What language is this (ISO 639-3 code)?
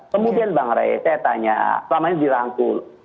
ind